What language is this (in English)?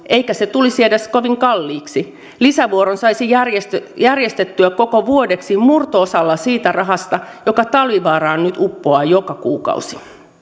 Finnish